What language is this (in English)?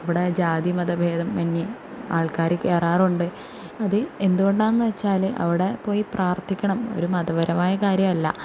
Malayalam